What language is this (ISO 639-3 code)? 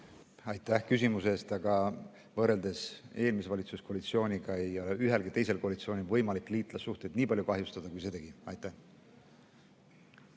est